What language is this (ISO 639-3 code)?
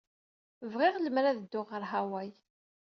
kab